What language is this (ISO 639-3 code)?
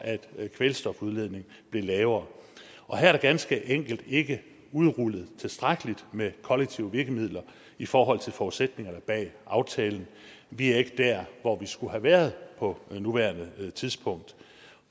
dan